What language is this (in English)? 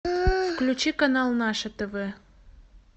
Russian